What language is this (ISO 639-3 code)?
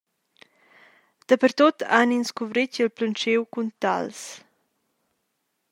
roh